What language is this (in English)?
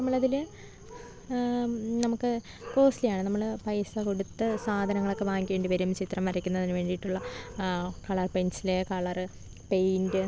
Malayalam